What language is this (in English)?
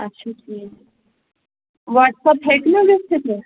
Kashmiri